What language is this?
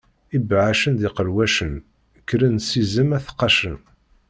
Kabyle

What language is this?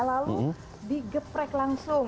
Indonesian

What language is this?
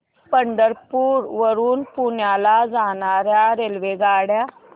Marathi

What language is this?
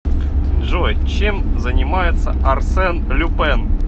Russian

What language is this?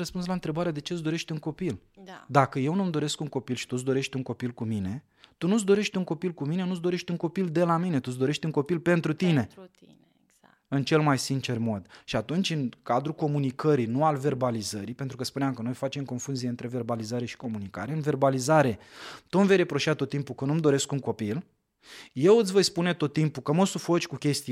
Romanian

